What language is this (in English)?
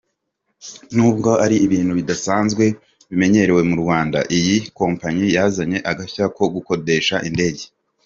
Kinyarwanda